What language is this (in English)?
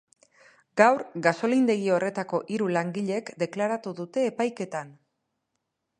Basque